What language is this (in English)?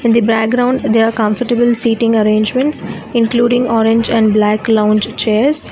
English